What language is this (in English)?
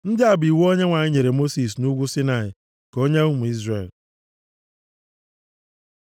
Igbo